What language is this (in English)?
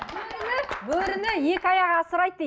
Kazakh